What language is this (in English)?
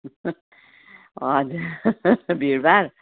Nepali